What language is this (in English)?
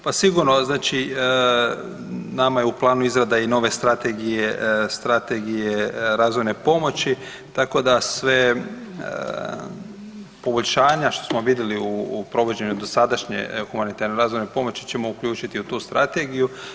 Croatian